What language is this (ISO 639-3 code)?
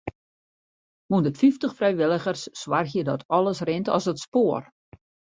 fry